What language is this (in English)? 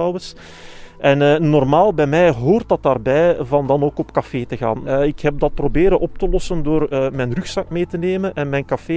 Dutch